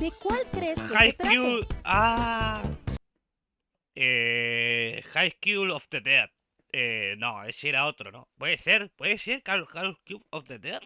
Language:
Spanish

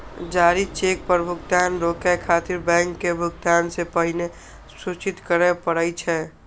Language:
Maithili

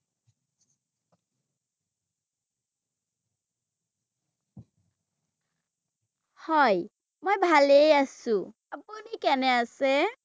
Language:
Assamese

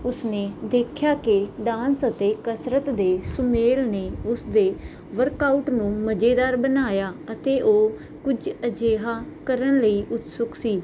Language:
Punjabi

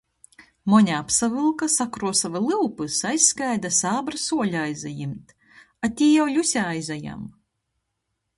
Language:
Latgalian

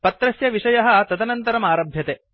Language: Sanskrit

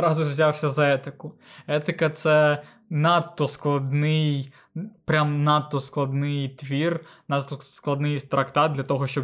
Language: Ukrainian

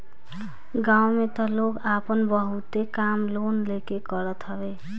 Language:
Bhojpuri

